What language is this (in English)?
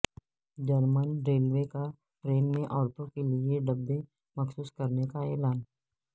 Urdu